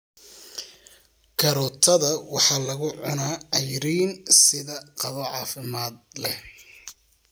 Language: Somali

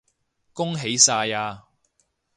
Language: Cantonese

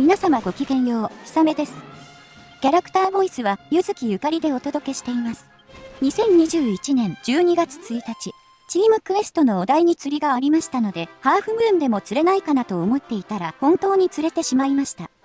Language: Japanese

